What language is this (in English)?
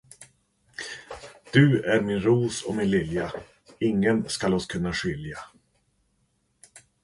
Swedish